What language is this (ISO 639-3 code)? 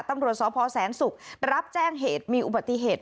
tha